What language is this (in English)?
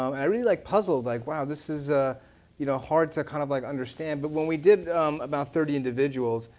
English